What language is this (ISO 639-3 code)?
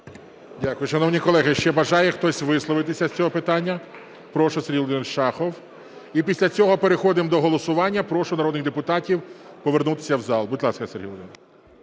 ukr